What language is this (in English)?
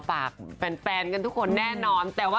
Thai